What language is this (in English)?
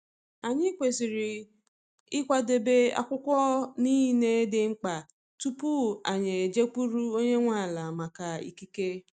Igbo